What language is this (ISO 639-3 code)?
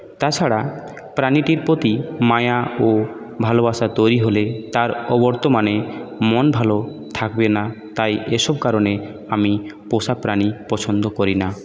ben